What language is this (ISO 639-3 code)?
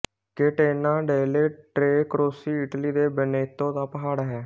pan